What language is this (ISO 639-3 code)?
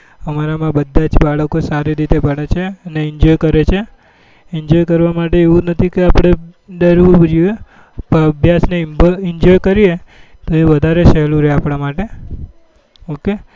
guj